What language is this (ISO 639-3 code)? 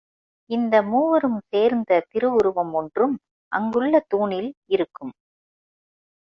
tam